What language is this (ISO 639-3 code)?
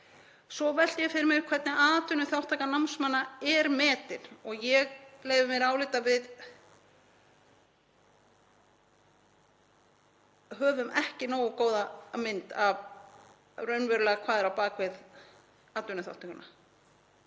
isl